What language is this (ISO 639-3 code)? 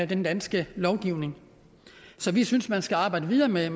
dan